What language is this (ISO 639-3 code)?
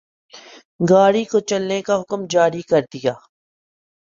urd